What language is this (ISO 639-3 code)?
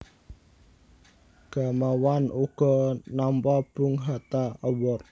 jav